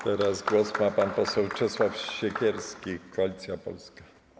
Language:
Polish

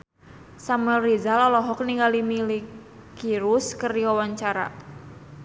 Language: Sundanese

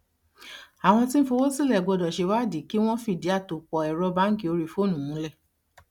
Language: Yoruba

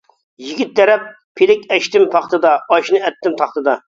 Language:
Uyghur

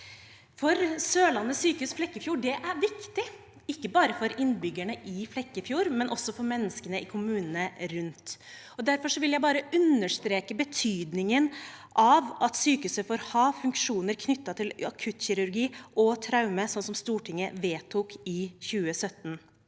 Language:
Norwegian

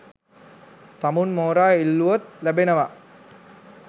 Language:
Sinhala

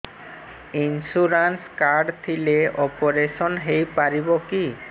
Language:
Odia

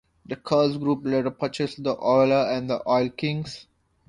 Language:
English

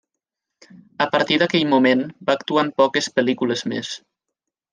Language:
Catalan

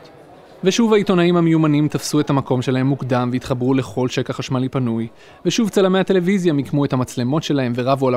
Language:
Hebrew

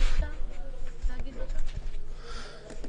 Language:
Hebrew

